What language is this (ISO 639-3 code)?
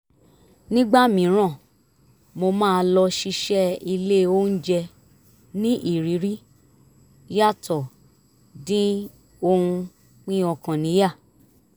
yor